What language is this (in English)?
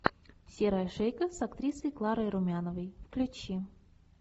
Russian